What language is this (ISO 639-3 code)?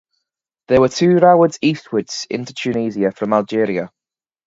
eng